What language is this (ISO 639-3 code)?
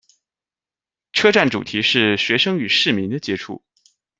zho